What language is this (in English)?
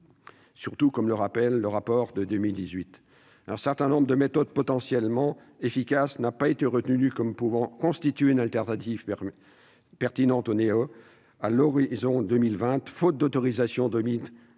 French